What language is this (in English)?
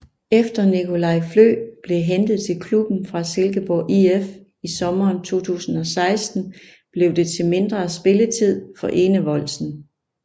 Danish